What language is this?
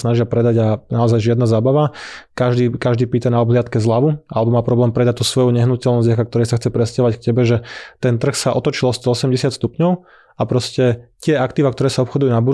Slovak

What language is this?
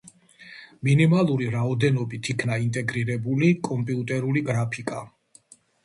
Georgian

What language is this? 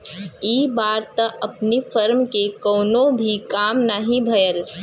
Bhojpuri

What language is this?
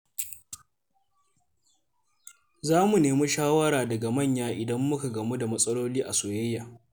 Hausa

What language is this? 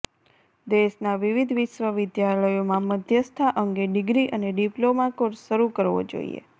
Gujarati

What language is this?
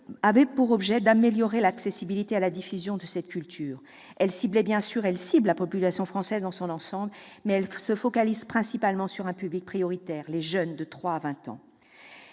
French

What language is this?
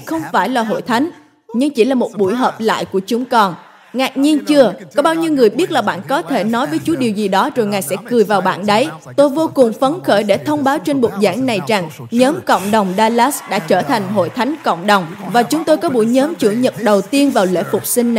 Vietnamese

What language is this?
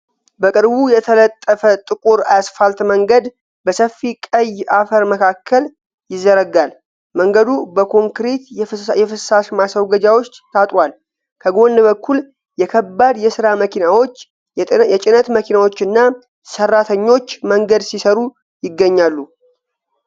Amharic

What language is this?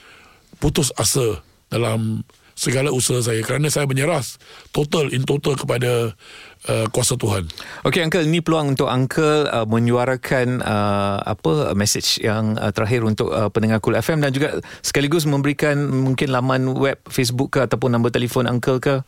Malay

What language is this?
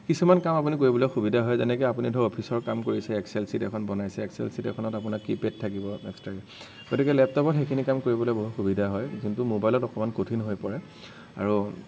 Assamese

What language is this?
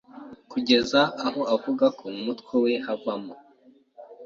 Kinyarwanda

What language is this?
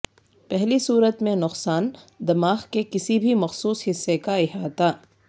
Urdu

